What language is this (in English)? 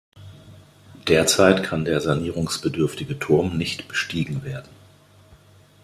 German